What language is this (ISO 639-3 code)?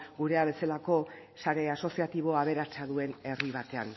eus